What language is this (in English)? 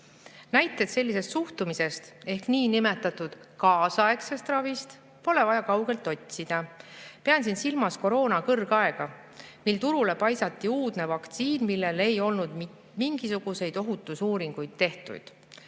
Estonian